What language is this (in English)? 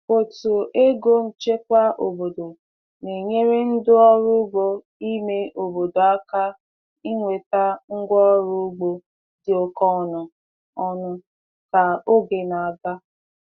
Igbo